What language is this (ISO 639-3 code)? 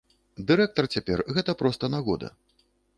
bel